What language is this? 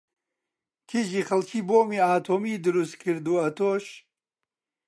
Central Kurdish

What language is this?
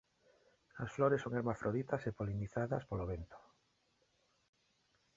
Galician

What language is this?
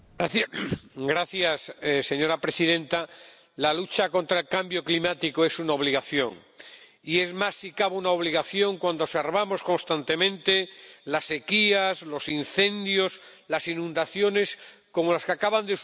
Spanish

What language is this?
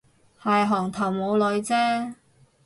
Cantonese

